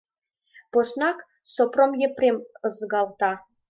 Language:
Mari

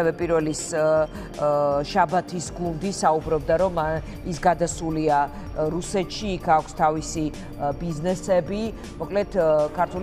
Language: Romanian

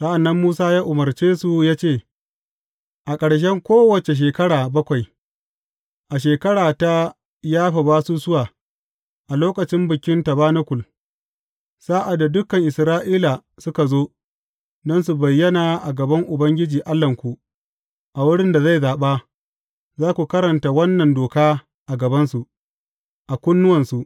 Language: Hausa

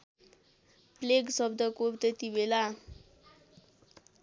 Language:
Nepali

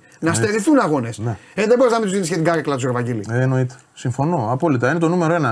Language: Greek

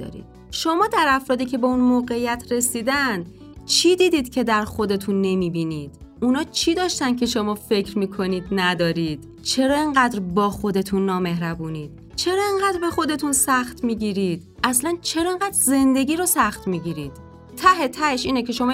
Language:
Persian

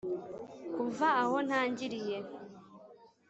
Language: Kinyarwanda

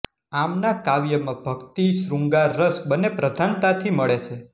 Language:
Gujarati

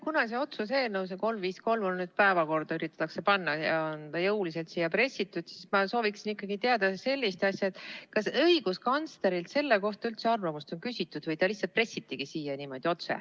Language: Estonian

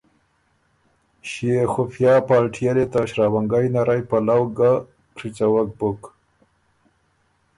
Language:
Ormuri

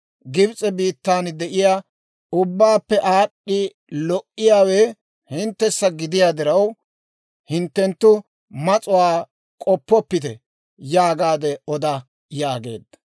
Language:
Dawro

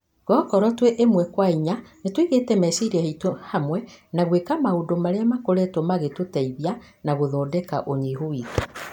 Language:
Kikuyu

